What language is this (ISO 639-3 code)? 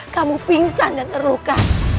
ind